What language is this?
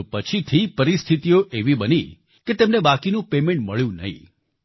Gujarati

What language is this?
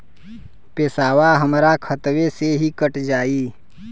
Bhojpuri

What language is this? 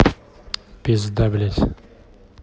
Russian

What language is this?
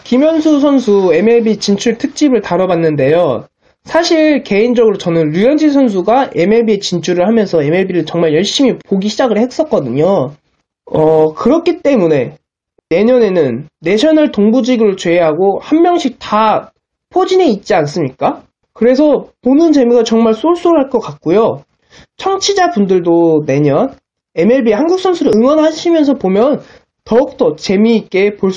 Korean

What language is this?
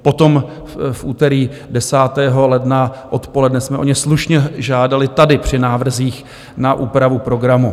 Czech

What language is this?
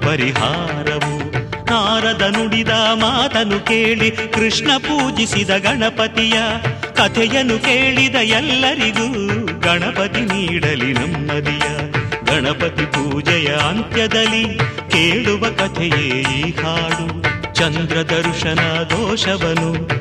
Kannada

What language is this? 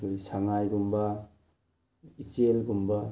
Manipuri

